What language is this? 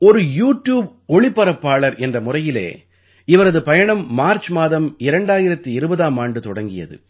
Tamil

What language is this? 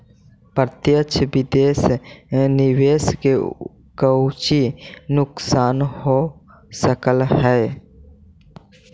Magahi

